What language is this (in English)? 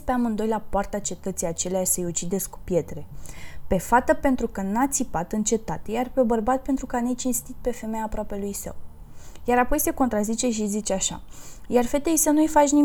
Romanian